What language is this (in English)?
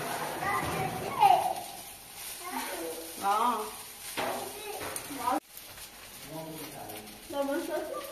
Persian